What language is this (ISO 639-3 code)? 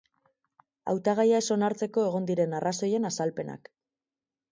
eus